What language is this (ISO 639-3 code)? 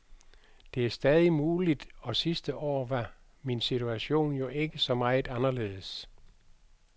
dan